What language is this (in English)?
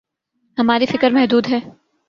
Urdu